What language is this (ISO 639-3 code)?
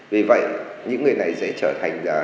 vie